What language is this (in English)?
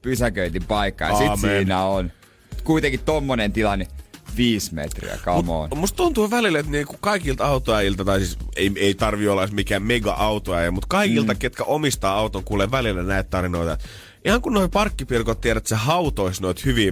Finnish